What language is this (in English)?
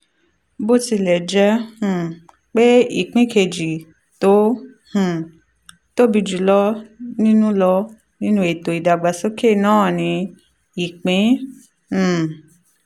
Yoruba